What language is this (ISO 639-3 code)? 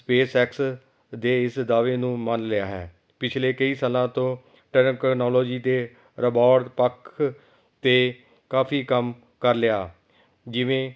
pan